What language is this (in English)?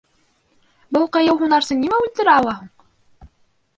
Bashkir